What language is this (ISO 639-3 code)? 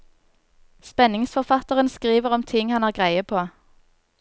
nor